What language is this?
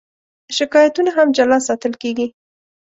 Pashto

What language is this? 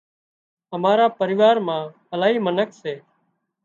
Wadiyara Koli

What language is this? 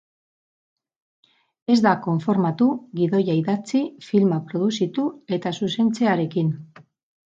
Basque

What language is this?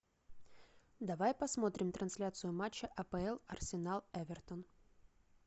Russian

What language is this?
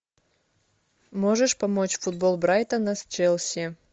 Russian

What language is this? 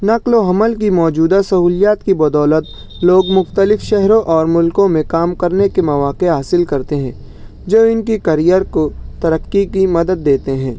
Urdu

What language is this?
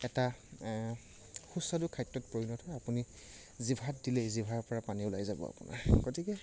Assamese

